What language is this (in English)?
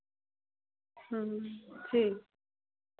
Dogri